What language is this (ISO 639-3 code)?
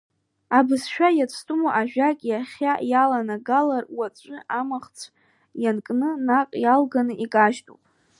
abk